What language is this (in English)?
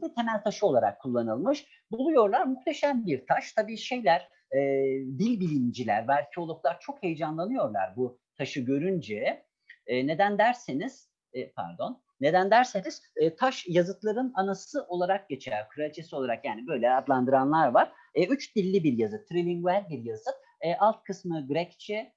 Turkish